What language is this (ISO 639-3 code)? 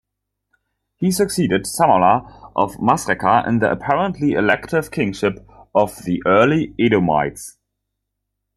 eng